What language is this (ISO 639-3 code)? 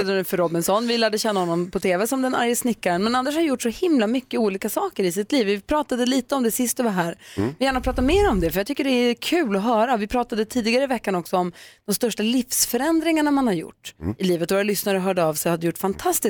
swe